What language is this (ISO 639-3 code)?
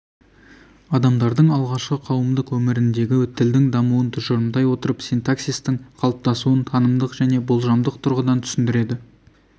kaz